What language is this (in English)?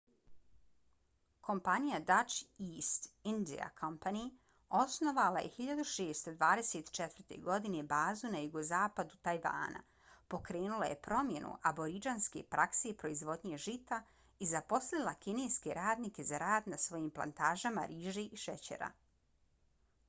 Bosnian